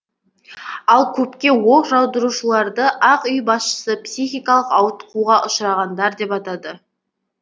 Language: Kazakh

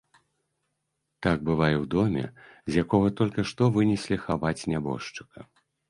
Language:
Belarusian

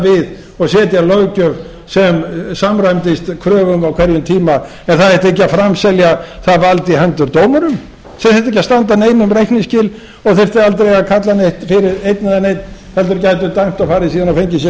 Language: Icelandic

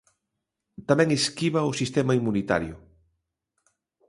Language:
Galician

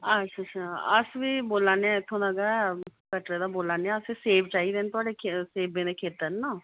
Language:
Dogri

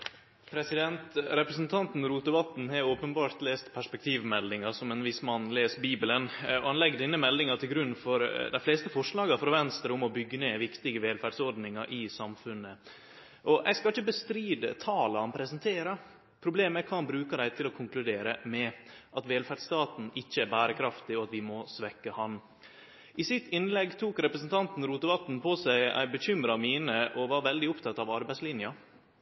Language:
Norwegian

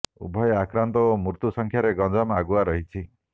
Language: Odia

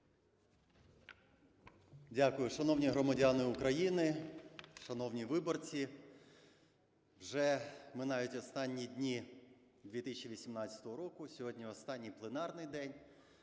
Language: Ukrainian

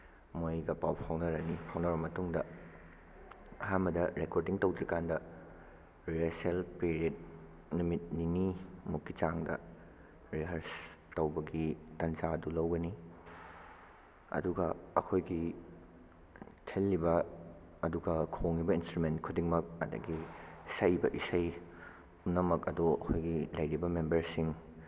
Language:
Manipuri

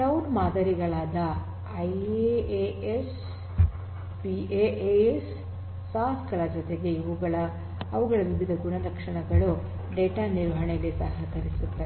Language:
Kannada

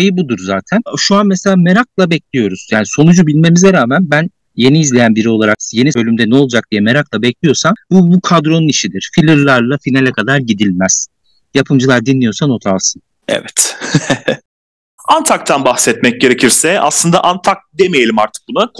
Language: Turkish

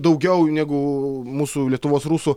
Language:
Lithuanian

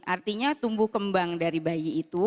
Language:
Indonesian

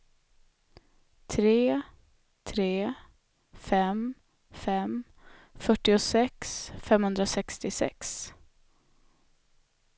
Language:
Swedish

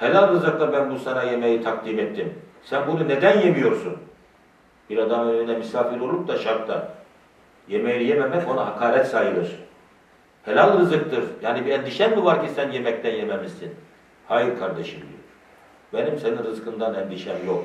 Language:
Turkish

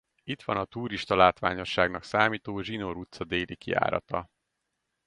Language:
Hungarian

